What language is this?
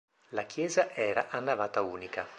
Italian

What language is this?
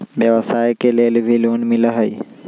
Magahi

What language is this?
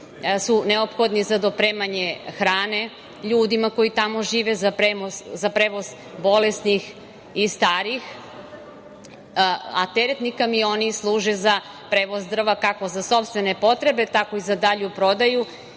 Serbian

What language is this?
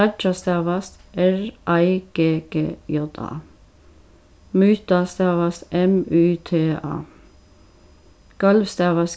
Faroese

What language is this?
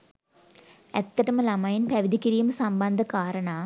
Sinhala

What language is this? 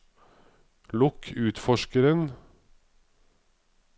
Norwegian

